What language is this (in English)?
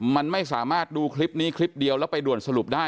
Thai